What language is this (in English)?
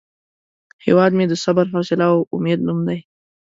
Pashto